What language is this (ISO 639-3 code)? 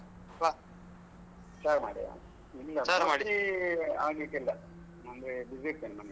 kan